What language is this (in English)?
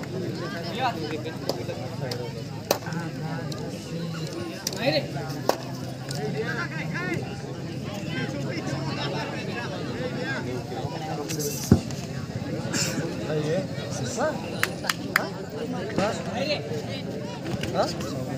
Romanian